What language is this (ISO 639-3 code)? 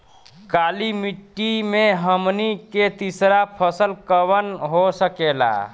bho